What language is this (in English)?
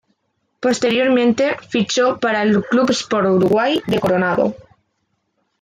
Spanish